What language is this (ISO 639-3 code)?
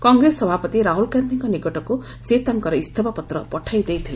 ori